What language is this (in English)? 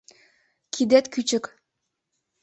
Mari